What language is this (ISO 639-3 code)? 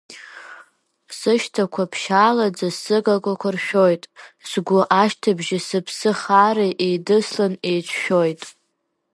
abk